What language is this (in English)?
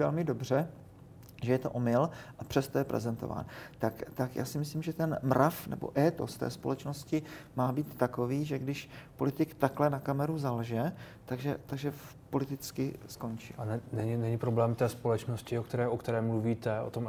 Czech